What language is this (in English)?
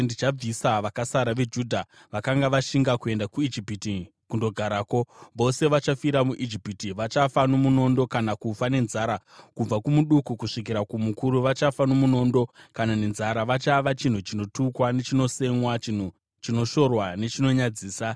Shona